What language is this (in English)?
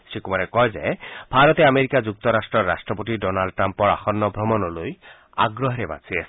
Assamese